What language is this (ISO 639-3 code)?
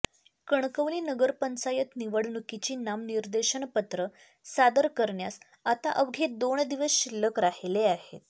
mar